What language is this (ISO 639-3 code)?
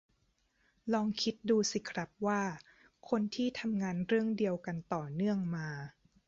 tha